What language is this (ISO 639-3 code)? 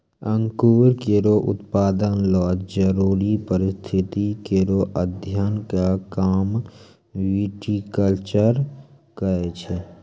mai